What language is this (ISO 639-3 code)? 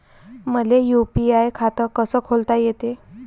mar